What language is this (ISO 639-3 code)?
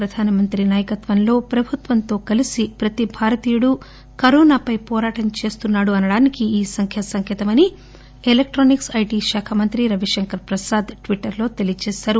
tel